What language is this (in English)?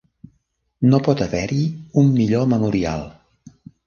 Catalan